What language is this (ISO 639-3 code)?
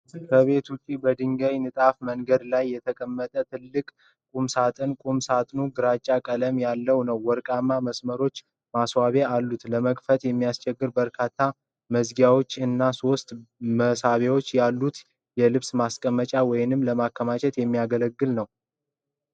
amh